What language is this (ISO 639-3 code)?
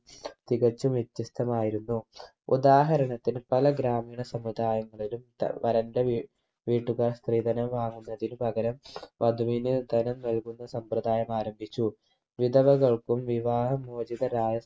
mal